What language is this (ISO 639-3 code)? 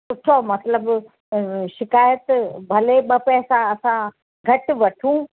snd